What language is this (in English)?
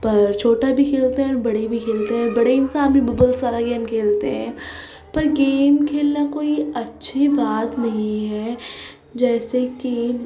Urdu